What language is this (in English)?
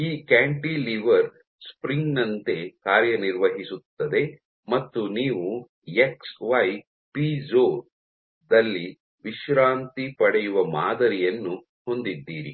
Kannada